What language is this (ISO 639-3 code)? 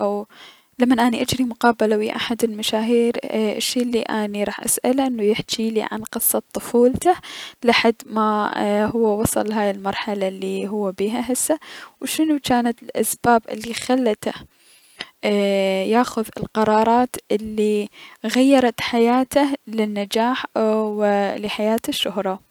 acm